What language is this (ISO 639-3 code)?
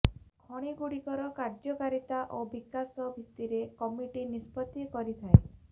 ori